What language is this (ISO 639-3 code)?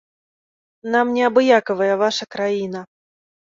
bel